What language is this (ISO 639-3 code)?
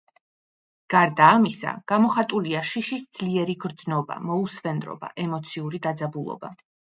kat